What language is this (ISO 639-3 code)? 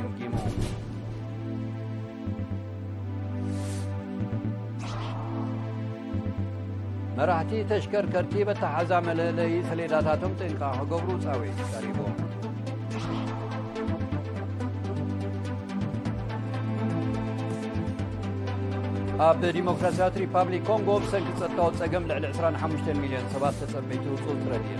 ara